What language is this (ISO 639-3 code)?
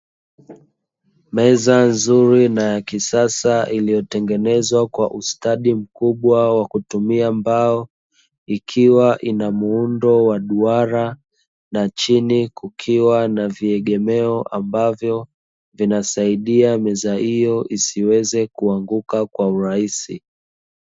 swa